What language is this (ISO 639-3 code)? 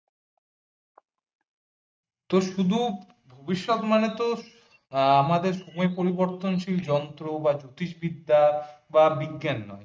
ben